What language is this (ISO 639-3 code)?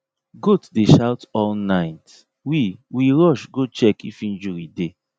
pcm